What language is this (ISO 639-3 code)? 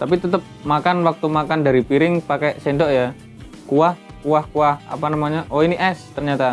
ind